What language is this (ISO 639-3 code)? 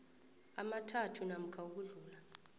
nbl